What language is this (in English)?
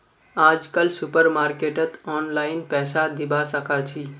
Magahi